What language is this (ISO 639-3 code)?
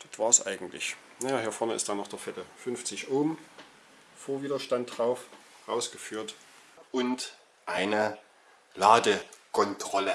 deu